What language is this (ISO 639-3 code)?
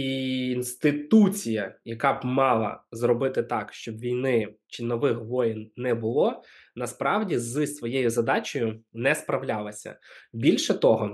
ukr